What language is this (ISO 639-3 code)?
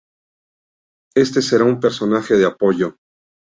spa